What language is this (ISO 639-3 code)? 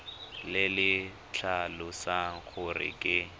tsn